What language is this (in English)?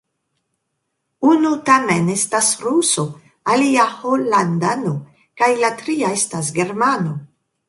Esperanto